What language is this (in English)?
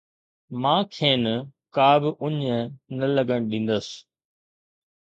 Sindhi